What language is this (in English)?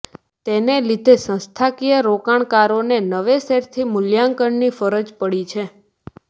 Gujarati